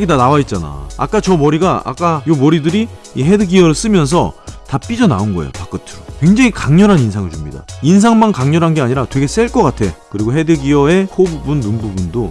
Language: Korean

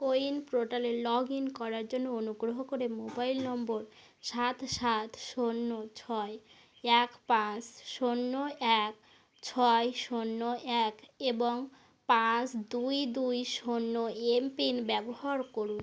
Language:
Bangla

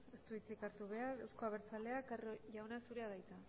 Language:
Basque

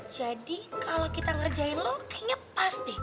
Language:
Indonesian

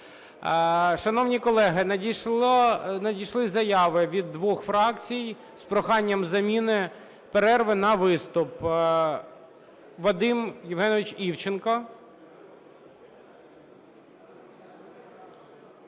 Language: Ukrainian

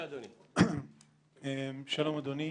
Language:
Hebrew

